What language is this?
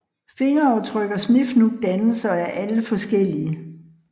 Danish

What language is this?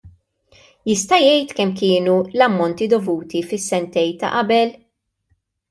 Maltese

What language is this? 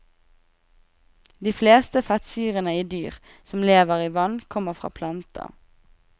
Norwegian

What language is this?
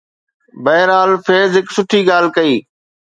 Sindhi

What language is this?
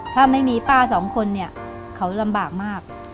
Thai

